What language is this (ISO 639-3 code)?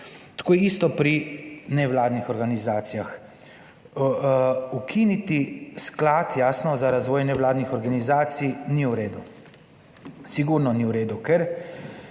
slv